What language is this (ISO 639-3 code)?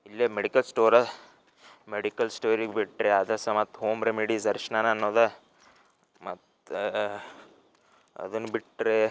kan